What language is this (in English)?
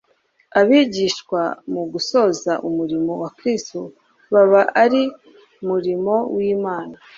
Kinyarwanda